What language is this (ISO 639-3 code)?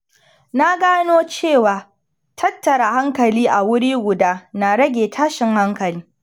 hau